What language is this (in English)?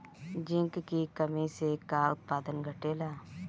Bhojpuri